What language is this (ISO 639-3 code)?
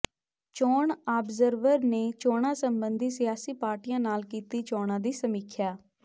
pan